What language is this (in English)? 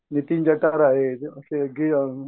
Marathi